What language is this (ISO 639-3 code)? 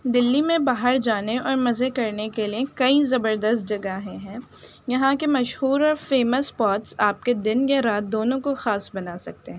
urd